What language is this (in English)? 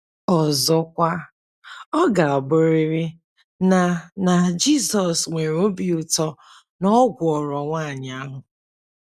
Igbo